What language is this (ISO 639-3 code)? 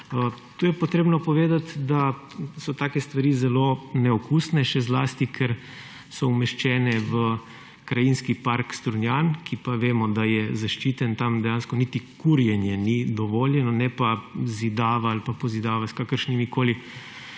slv